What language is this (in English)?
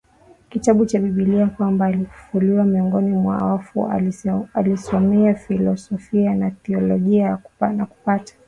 Swahili